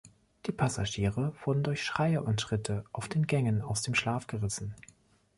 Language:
German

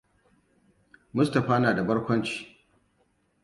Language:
Hausa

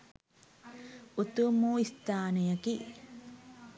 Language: Sinhala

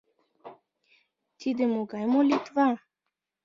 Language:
Mari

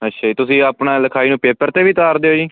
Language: Punjabi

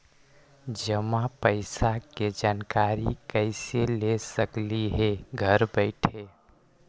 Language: Magahi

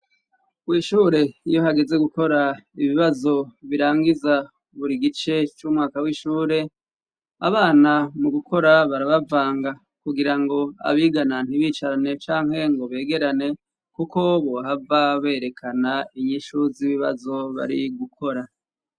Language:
Rundi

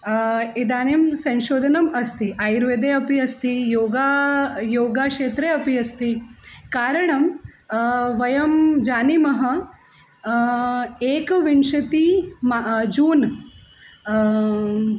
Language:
Sanskrit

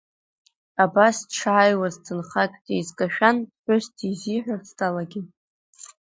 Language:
Abkhazian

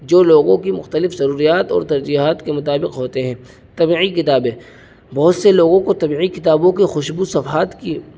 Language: Urdu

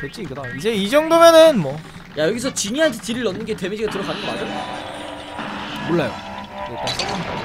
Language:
Korean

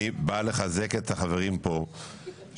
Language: Hebrew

